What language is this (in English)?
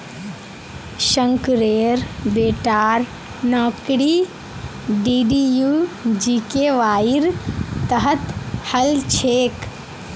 Magahi